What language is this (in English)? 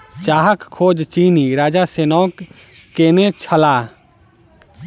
Maithili